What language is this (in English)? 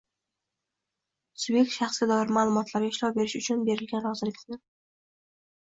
Uzbek